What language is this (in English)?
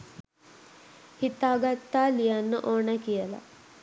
Sinhala